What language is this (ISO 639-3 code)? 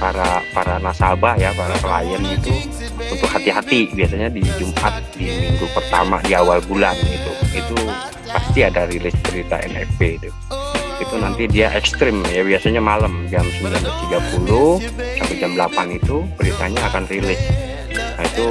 ind